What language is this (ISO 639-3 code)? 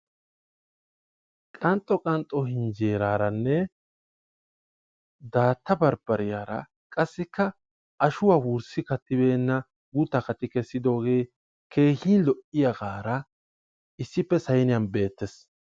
wal